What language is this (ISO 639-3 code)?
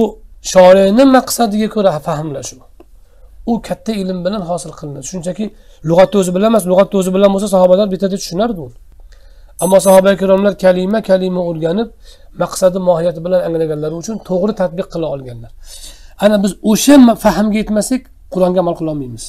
tur